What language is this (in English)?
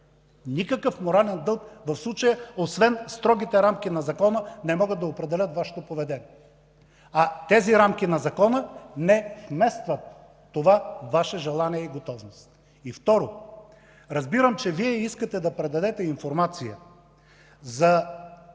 Bulgarian